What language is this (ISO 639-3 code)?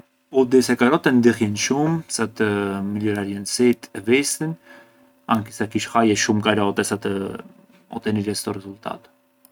aae